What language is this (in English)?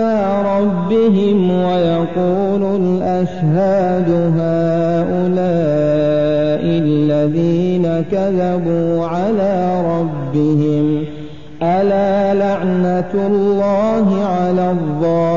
Arabic